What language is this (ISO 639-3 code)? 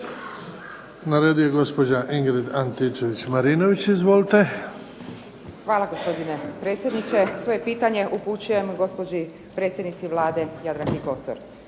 hrv